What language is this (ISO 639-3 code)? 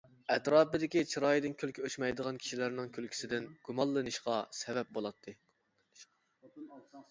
uig